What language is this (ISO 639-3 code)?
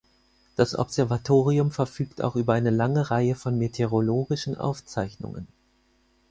deu